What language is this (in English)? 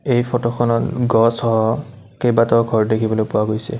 Assamese